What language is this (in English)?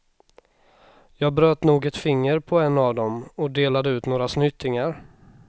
Swedish